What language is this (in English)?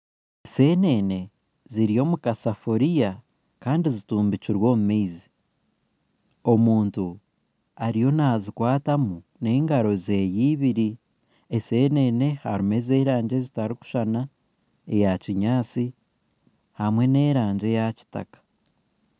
Nyankole